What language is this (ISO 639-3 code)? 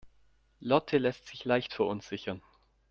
deu